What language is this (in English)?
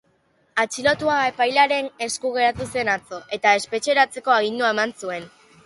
Basque